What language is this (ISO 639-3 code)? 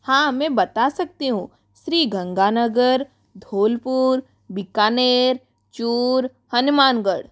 hin